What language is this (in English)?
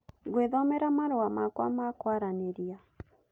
Kikuyu